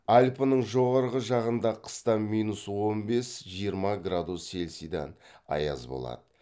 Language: Kazakh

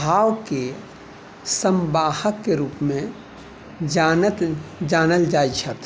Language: Maithili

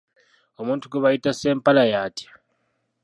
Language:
Ganda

